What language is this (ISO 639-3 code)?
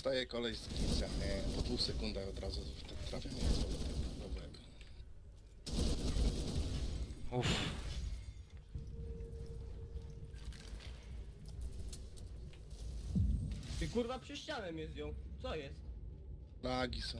pol